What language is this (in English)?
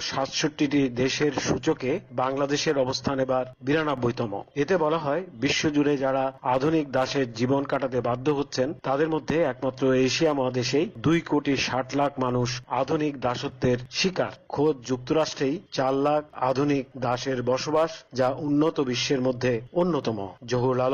Bangla